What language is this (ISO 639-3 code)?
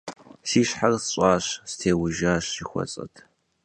kbd